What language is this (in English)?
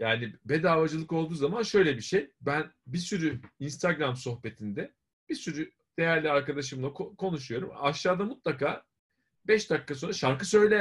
Turkish